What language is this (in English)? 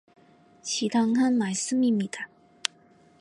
Korean